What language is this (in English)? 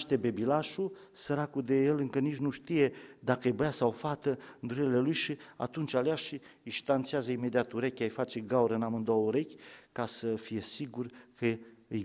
Romanian